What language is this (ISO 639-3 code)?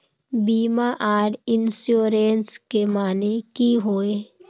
mag